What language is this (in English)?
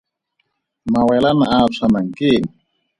Tswana